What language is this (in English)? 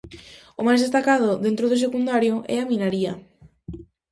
Galician